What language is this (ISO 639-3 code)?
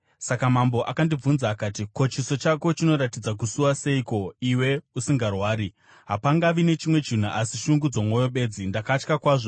sna